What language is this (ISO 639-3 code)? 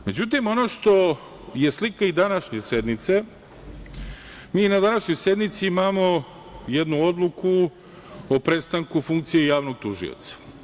srp